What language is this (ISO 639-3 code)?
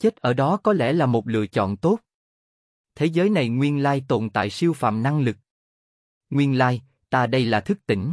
vie